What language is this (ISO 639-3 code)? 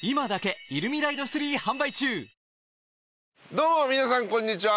jpn